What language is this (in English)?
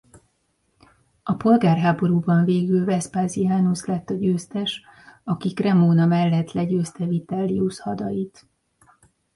Hungarian